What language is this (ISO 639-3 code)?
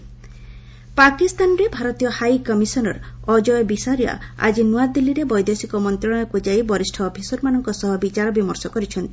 ori